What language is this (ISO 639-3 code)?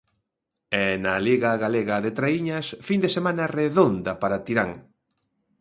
glg